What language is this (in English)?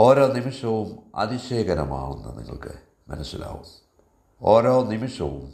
Malayalam